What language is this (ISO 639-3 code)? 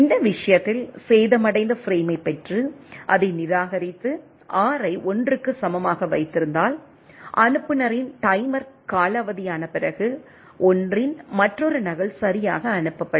tam